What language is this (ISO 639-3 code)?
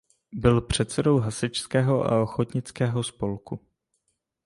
ces